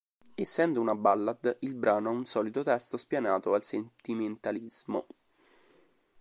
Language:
Italian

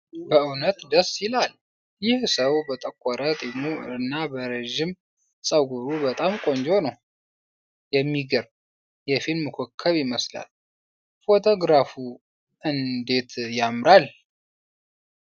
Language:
Amharic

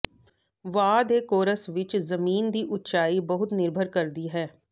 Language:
Punjabi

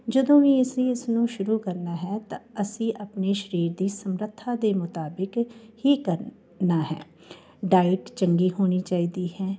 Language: Punjabi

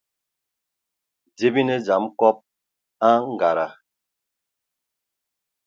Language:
Ewondo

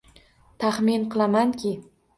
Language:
Uzbek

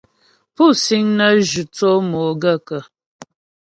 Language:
Ghomala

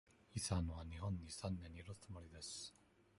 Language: Japanese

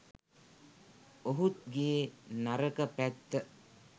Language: Sinhala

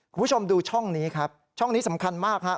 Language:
Thai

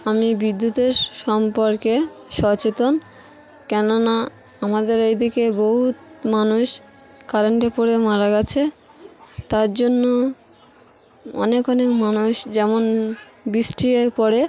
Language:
Bangla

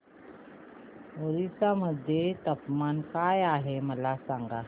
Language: Marathi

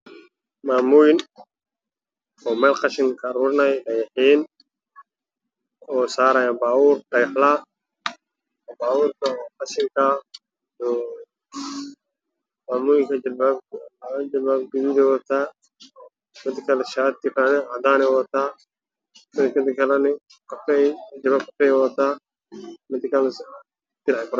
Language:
Somali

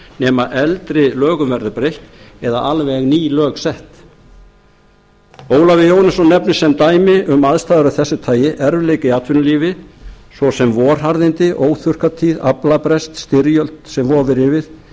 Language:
Icelandic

